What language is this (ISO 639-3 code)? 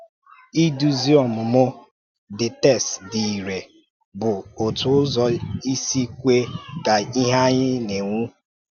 ibo